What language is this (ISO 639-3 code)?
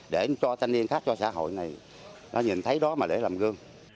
vie